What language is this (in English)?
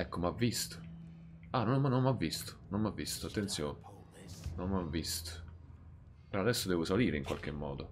Italian